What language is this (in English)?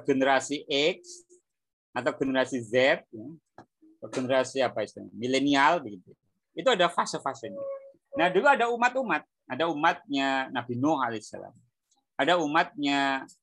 Indonesian